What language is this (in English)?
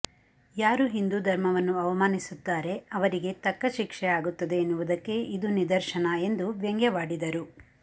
Kannada